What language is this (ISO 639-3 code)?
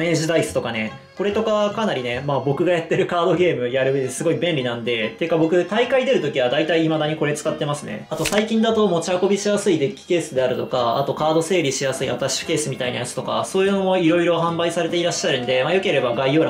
jpn